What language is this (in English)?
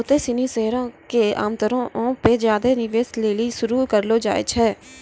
Maithili